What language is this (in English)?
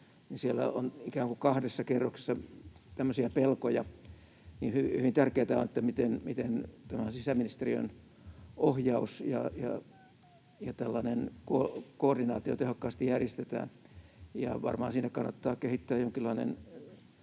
Finnish